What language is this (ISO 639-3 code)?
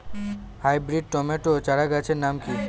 ben